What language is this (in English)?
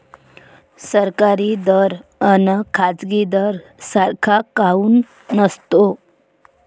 Marathi